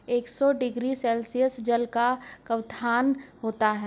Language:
Hindi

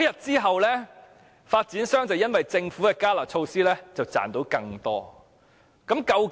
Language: Cantonese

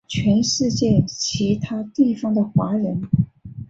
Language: Chinese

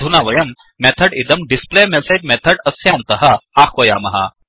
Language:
Sanskrit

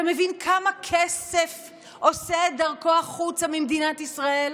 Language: Hebrew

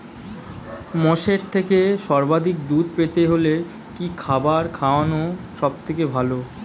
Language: Bangla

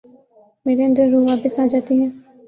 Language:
Urdu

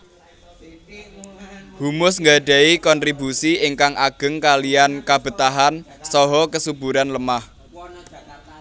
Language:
Javanese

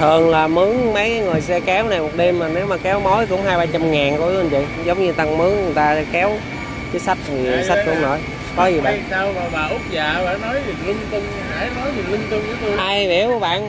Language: Vietnamese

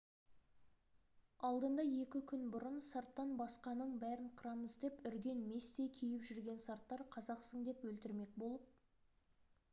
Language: Kazakh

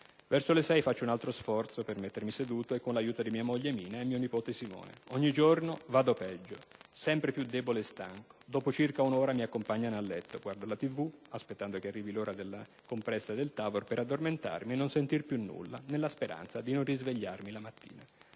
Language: Italian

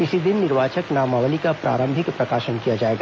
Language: Hindi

